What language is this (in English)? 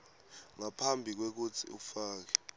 Swati